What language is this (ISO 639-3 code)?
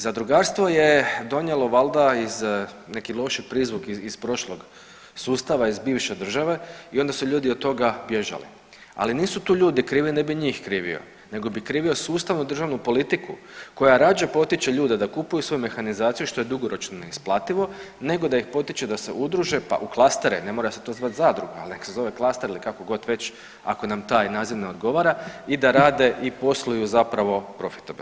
hrv